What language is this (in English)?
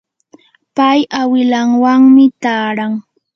Yanahuanca Pasco Quechua